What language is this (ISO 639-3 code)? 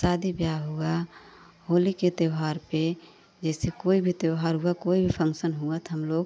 hin